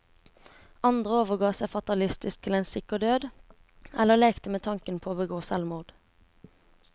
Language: Norwegian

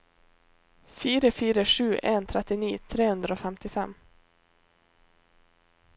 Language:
Norwegian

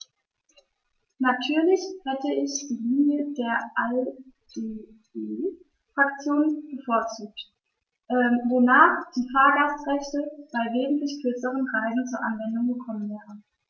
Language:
German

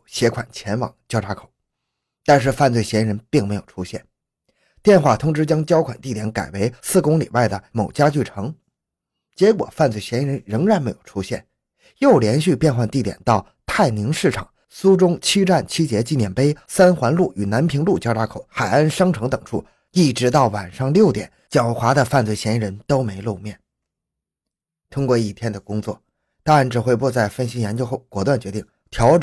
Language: Chinese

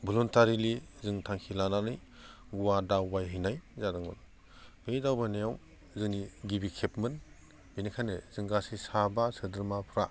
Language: Bodo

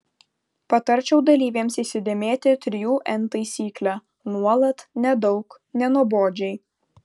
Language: Lithuanian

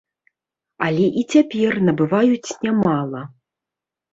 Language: Belarusian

